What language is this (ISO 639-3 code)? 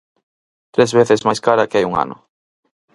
glg